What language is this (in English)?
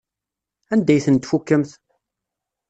Kabyle